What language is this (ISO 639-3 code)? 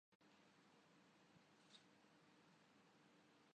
urd